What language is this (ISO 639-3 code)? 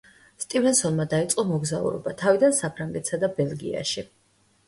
kat